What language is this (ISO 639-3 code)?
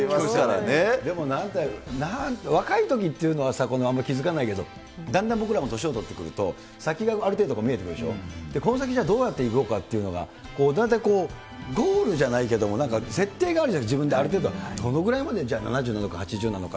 jpn